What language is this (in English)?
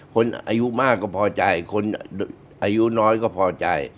Thai